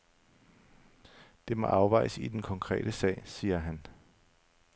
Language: Danish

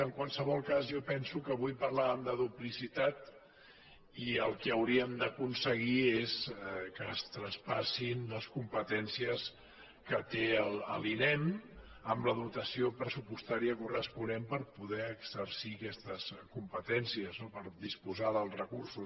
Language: Catalan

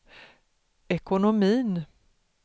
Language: Swedish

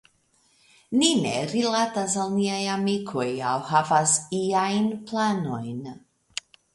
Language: Esperanto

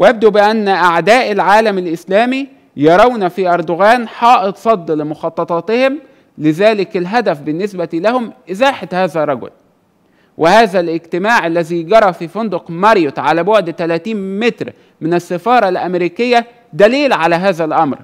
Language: Arabic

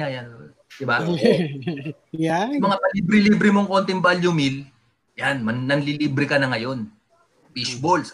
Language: Filipino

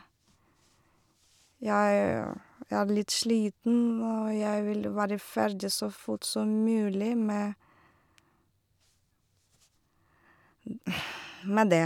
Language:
Norwegian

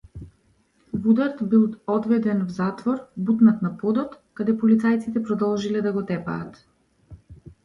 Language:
Macedonian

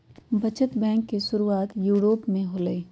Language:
Magahi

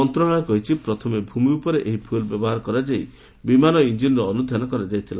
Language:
Odia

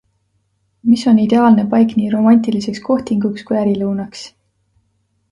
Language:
Estonian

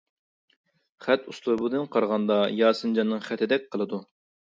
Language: Uyghur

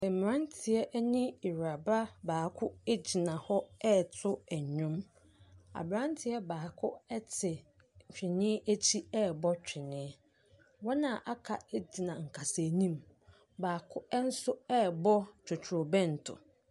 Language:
Akan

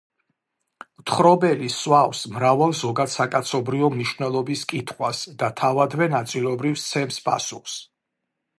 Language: Georgian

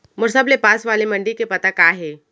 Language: Chhattisgarhi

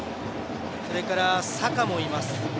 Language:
Japanese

